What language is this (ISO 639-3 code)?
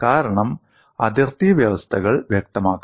mal